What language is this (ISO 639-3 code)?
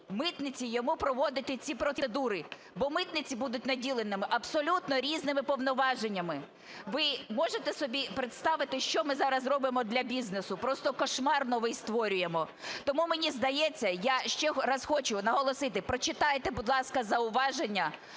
ukr